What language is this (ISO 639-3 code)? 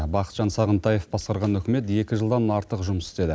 kaz